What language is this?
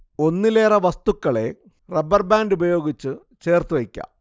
Malayalam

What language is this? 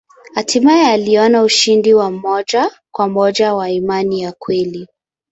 Swahili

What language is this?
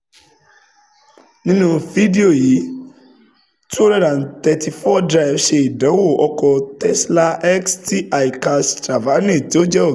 Yoruba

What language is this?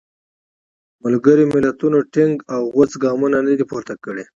Pashto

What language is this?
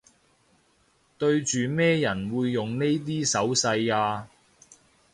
Cantonese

